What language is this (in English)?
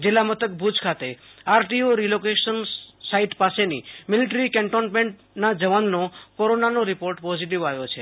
Gujarati